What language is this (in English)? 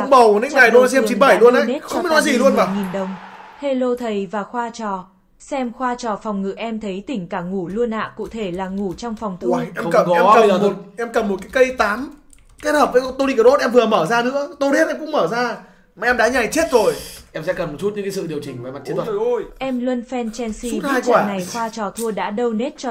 Vietnamese